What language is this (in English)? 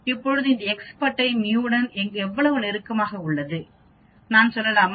Tamil